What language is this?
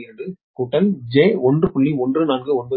Tamil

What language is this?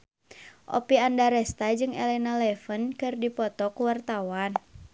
Sundanese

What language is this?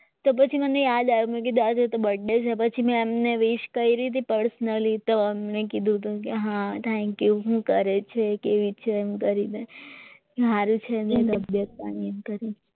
Gujarati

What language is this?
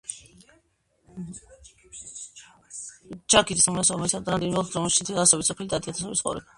Georgian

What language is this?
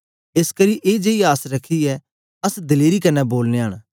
Dogri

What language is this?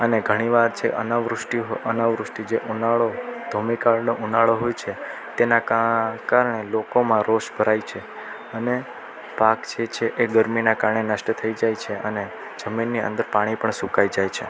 Gujarati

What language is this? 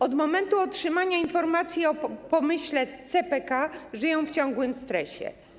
Polish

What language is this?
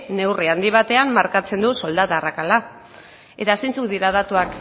Basque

